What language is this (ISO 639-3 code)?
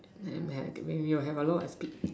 eng